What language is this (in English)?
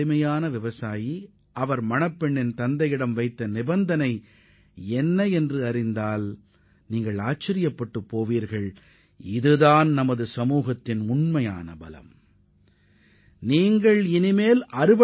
Tamil